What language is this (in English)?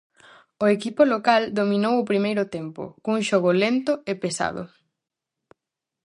Galician